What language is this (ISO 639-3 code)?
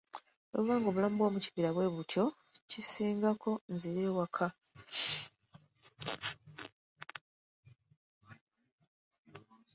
lug